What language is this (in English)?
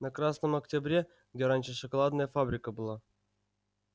Russian